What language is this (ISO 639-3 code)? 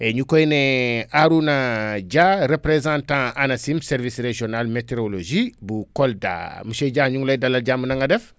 wol